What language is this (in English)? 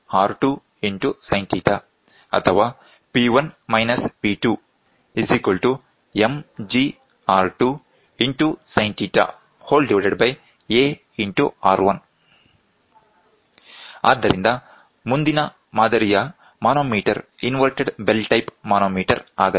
Kannada